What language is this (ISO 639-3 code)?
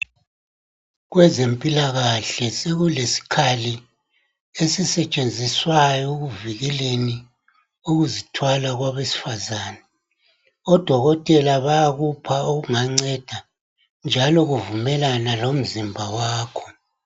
nde